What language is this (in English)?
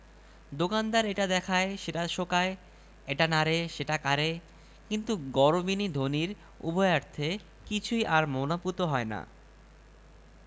Bangla